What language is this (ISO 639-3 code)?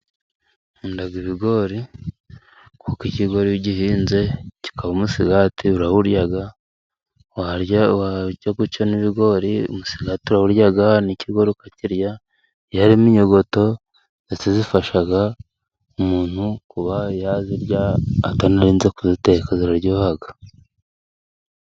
kin